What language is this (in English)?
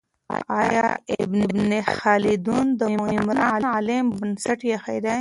Pashto